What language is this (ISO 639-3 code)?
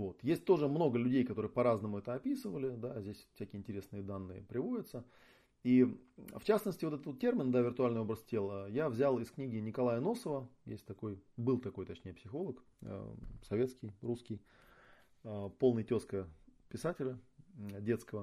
rus